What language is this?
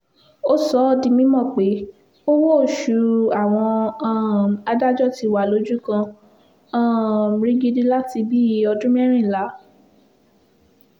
Yoruba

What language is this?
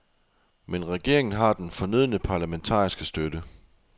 Danish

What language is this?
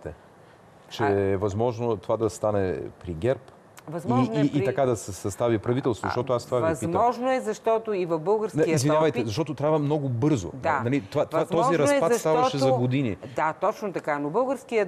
Bulgarian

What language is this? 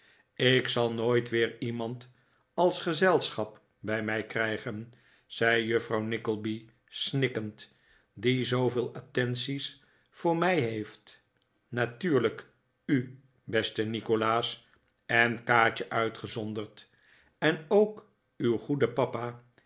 Dutch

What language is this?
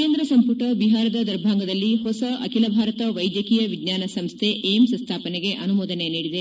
Kannada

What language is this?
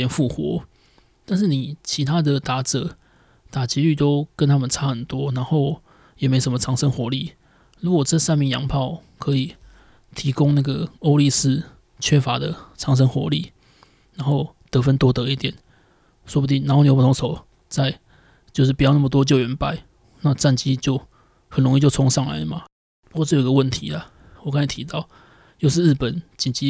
Chinese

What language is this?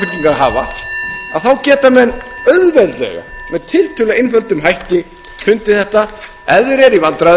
Icelandic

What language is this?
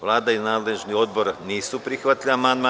Serbian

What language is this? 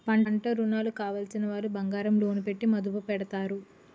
Telugu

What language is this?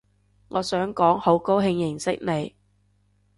Cantonese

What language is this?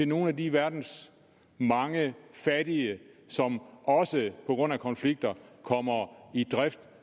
Danish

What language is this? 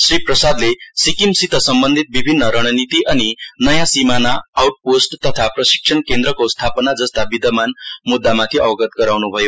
Nepali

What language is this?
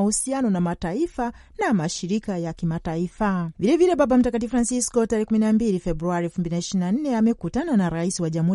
Swahili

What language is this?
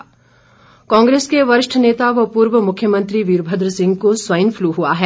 Hindi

